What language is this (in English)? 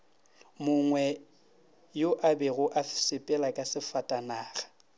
Northern Sotho